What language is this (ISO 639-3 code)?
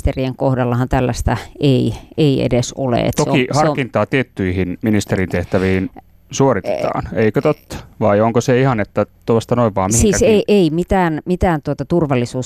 fin